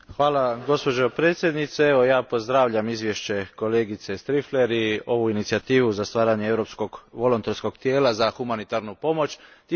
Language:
Croatian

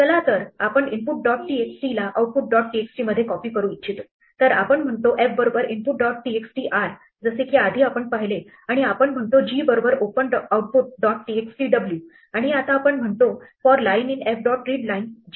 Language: Marathi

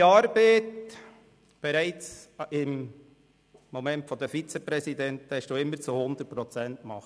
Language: Swiss German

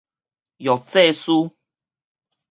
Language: Min Nan Chinese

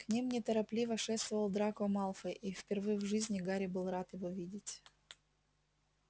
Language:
Russian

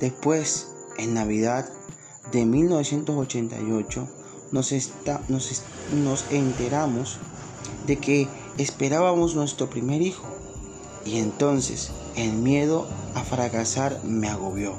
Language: Spanish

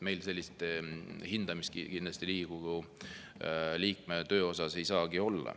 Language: Estonian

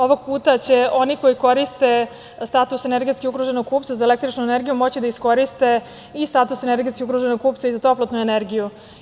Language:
Serbian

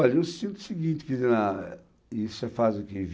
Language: Portuguese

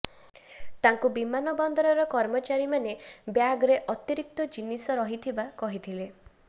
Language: Odia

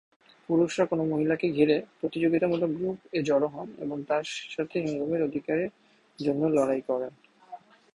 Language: Bangla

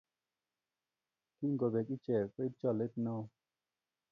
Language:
Kalenjin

